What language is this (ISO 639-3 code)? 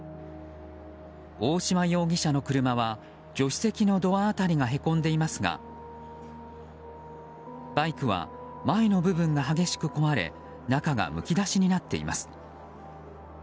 jpn